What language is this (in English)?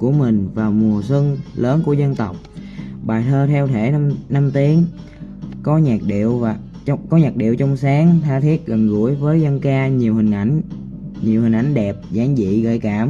Vietnamese